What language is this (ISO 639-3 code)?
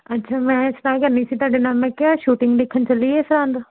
pan